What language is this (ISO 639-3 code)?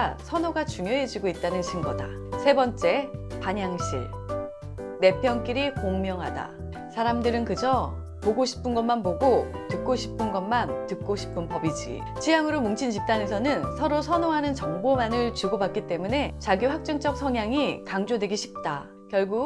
kor